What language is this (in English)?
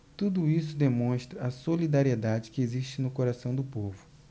Portuguese